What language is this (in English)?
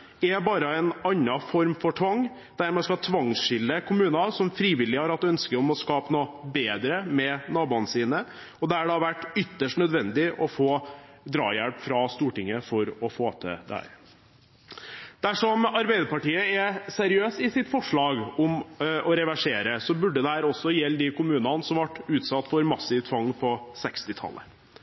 Norwegian Bokmål